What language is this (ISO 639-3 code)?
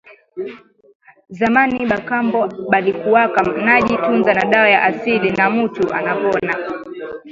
swa